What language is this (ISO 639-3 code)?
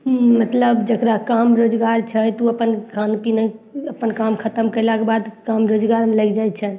mai